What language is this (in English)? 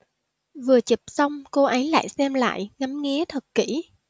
Vietnamese